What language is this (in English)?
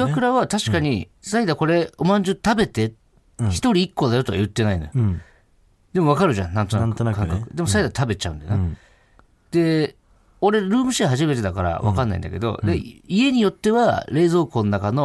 Japanese